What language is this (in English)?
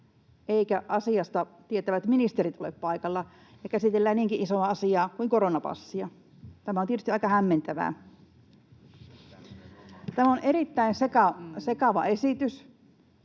Finnish